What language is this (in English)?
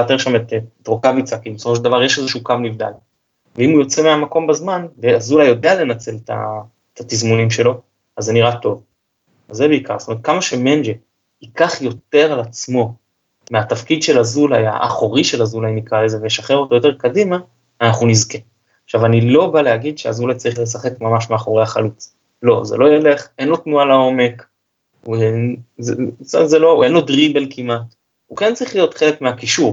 Hebrew